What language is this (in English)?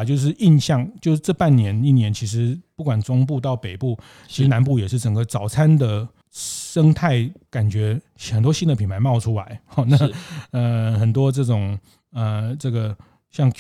Chinese